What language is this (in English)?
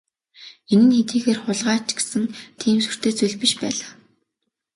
Mongolian